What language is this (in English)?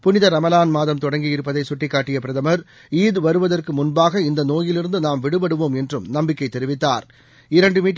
Tamil